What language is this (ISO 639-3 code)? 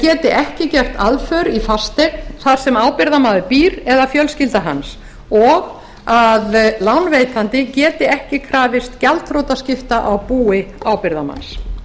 isl